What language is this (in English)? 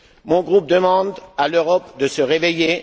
French